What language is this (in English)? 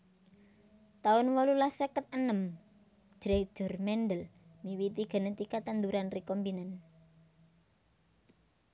Javanese